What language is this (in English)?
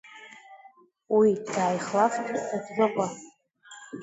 Abkhazian